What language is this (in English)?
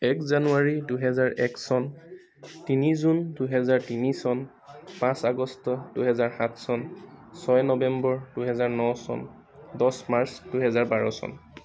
Assamese